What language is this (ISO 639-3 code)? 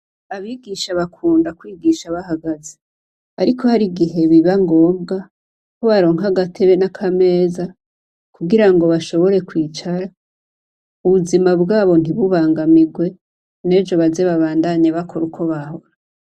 run